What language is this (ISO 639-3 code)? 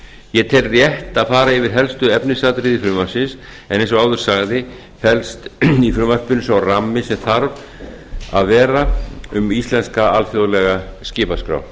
isl